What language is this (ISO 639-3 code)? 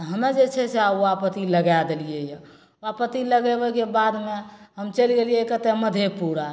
mai